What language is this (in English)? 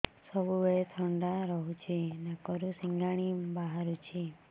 Odia